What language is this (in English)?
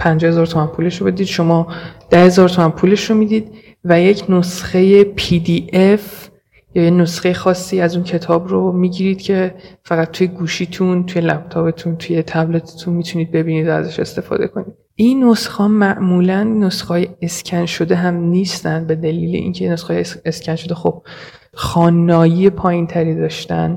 Persian